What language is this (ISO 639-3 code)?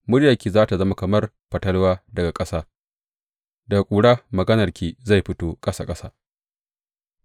hau